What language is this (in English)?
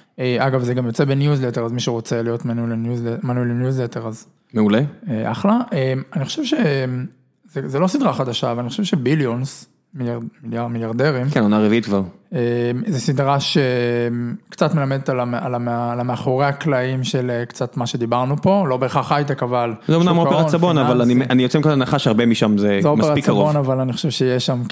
Hebrew